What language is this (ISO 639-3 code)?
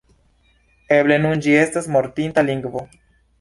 epo